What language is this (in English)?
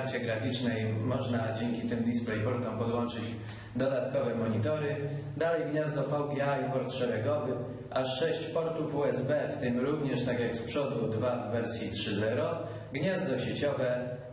Polish